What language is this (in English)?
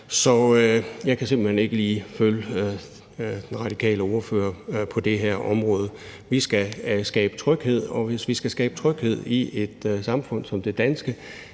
Danish